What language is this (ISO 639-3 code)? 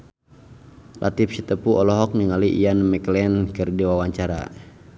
sun